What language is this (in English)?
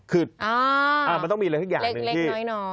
Thai